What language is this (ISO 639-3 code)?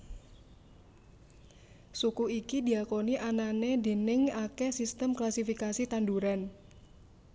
jav